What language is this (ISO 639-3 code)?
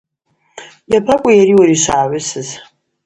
abq